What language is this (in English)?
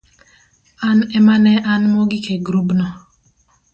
Luo (Kenya and Tanzania)